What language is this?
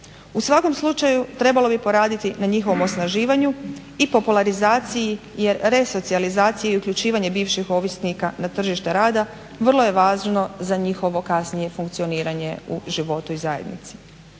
Croatian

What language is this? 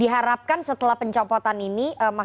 Indonesian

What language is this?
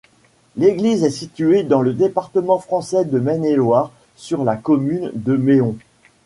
French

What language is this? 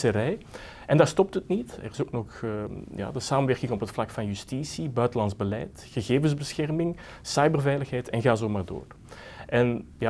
Dutch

